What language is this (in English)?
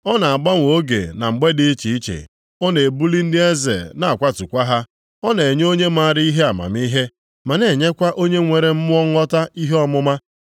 Igbo